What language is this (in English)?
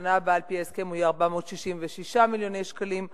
Hebrew